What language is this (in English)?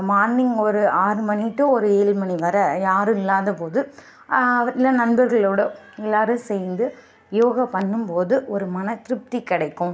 Tamil